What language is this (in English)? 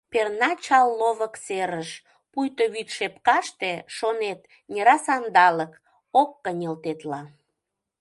Mari